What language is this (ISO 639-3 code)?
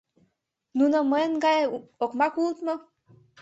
chm